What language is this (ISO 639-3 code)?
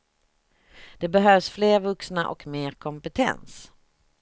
swe